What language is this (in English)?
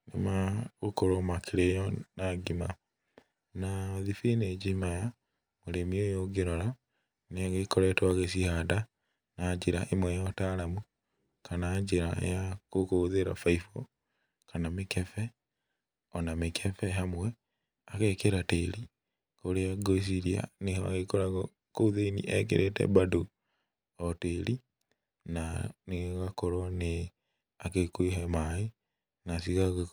Kikuyu